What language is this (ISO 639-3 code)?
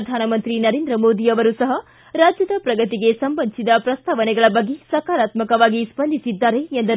kan